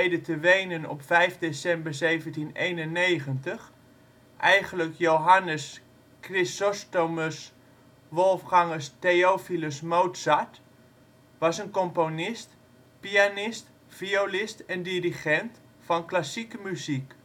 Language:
Dutch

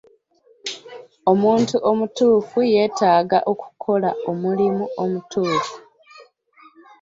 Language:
Ganda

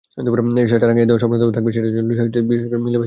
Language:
Bangla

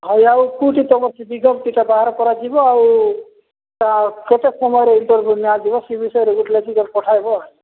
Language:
Odia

